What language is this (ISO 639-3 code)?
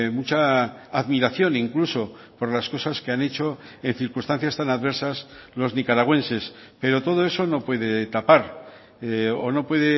spa